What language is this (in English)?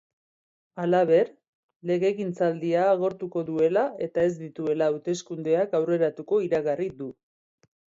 Basque